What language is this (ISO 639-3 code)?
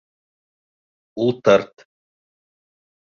bak